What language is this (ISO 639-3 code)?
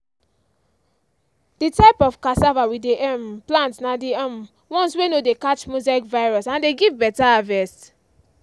pcm